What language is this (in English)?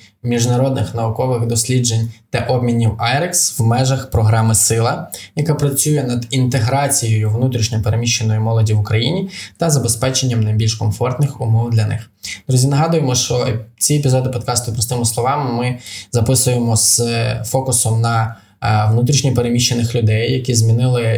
Ukrainian